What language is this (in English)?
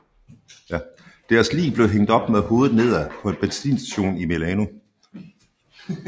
Danish